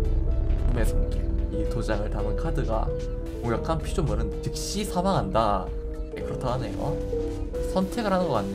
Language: Korean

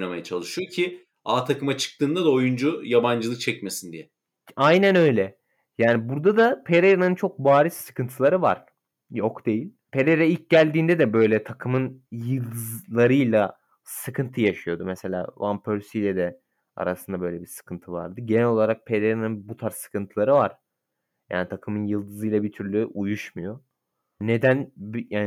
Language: Turkish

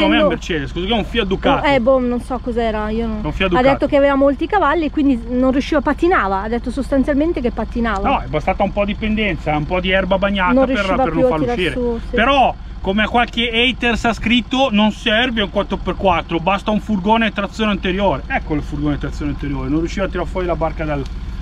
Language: Italian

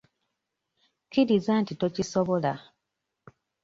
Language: Ganda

